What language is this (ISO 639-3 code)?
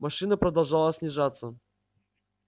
rus